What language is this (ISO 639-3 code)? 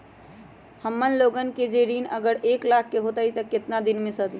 mag